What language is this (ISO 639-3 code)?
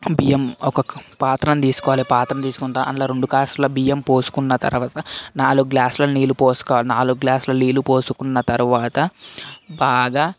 tel